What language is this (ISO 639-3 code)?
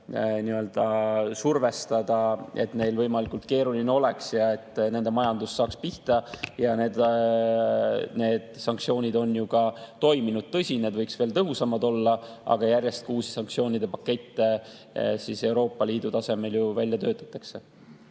est